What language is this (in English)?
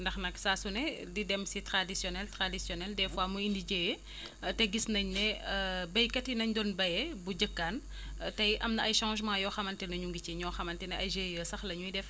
Wolof